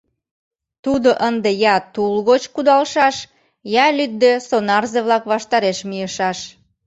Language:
Mari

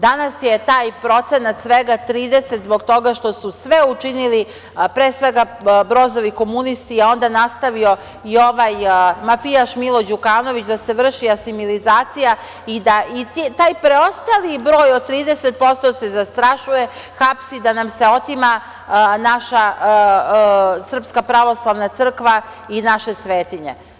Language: Serbian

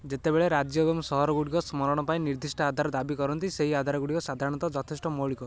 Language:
Odia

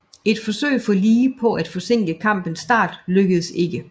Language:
Danish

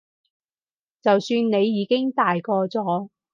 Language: Cantonese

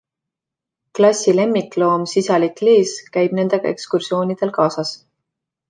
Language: Estonian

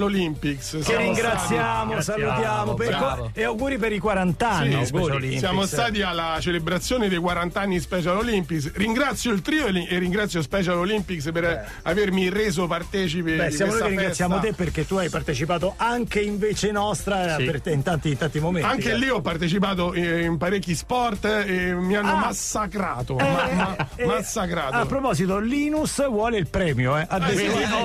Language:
Italian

